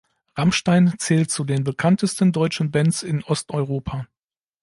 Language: German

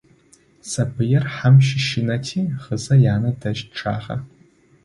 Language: Adyghe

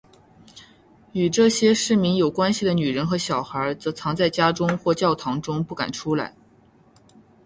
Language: Chinese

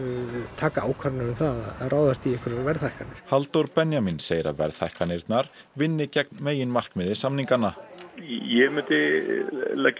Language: Icelandic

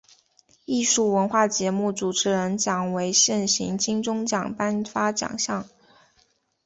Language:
Chinese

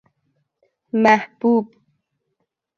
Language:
Persian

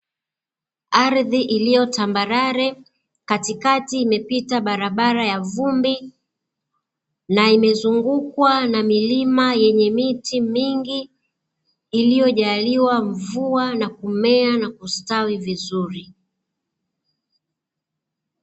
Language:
Swahili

